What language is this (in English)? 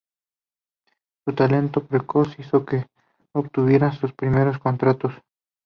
Spanish